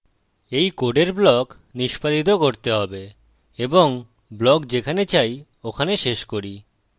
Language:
Bangla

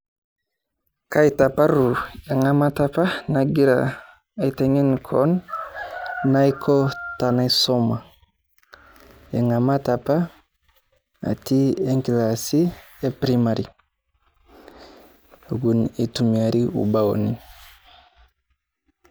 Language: Masai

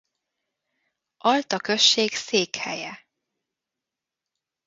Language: Hungarian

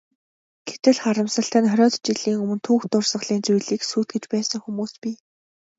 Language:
Mongolian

